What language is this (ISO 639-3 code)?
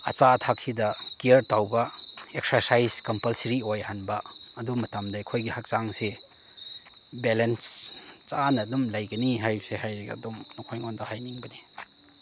mni